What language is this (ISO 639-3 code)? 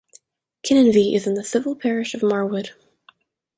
eng